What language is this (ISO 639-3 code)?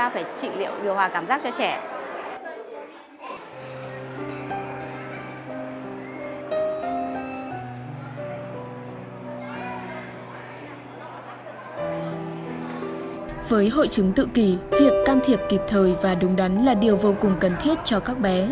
vie